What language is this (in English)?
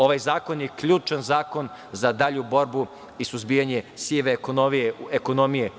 Serbian